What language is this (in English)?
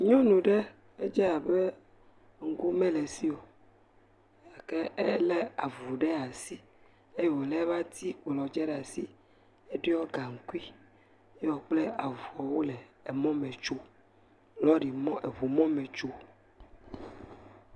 Ewe